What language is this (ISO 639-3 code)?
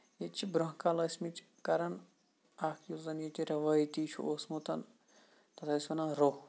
kas